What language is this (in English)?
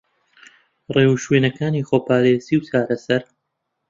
Central Kurdish